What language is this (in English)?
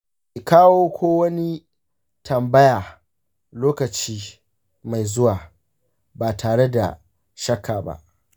Hausa